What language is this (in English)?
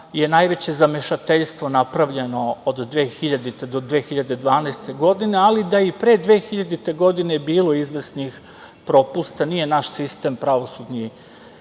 Serbian